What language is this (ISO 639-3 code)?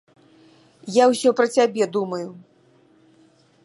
bel